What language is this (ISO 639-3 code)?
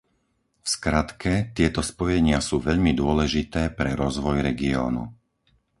slk